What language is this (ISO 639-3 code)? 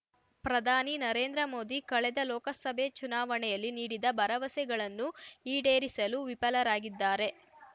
kan